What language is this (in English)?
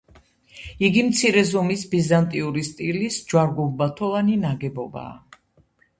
Georgian